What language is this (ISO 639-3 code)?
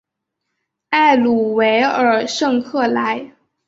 zho